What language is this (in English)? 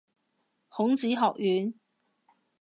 Cantonese